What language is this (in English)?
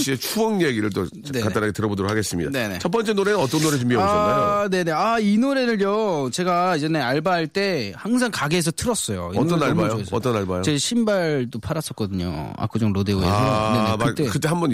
Korean